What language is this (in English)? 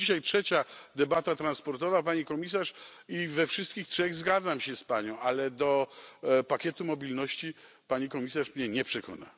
Polish